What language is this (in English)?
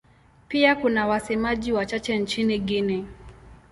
Swahili